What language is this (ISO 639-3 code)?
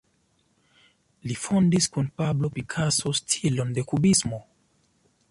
epo